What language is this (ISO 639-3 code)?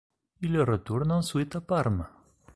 fra